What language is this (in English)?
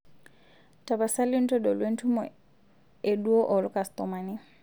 Masai